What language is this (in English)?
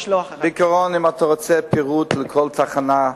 Hebrew